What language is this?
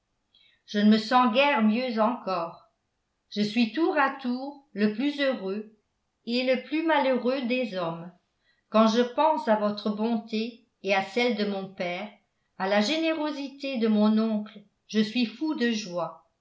French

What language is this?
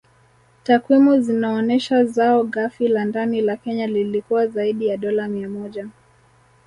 Swahili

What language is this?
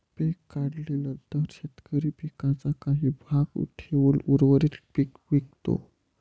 Marathi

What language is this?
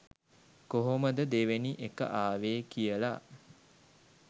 Sinhala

